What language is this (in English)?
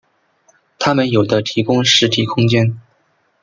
Chinese